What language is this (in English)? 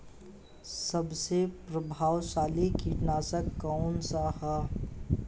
Bhojpuri